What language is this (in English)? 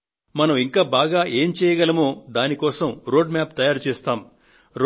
Telugu